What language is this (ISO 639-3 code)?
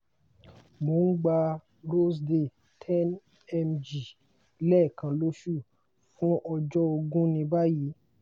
yor